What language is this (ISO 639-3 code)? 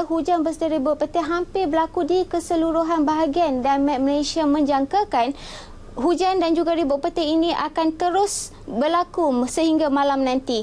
msa